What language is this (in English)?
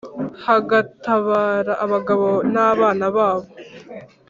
Kinyarwanda